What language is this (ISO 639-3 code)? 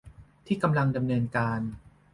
tha